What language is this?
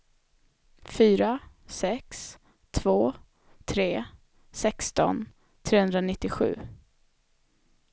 Swedish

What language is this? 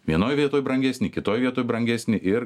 Lithuanian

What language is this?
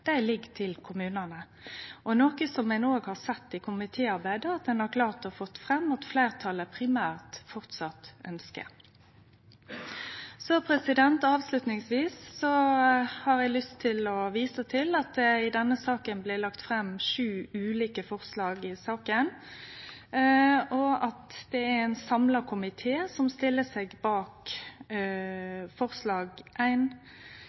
Norwegian Nynorsk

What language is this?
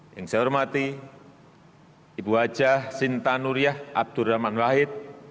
Indonesian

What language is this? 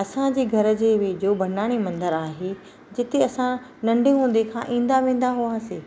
Sindhi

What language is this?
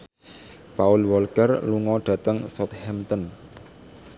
Javanese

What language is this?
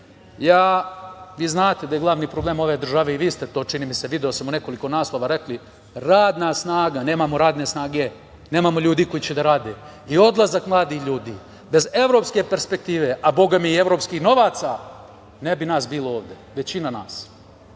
Serbian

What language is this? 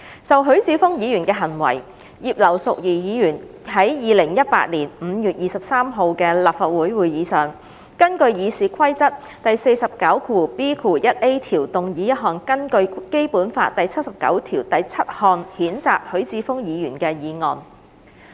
Cantonese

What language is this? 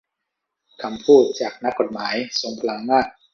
Thai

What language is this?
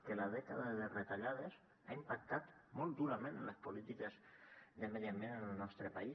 Catalan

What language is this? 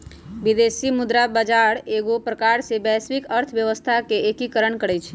Magahi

